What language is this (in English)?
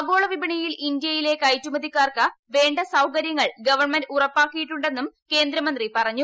Malayalam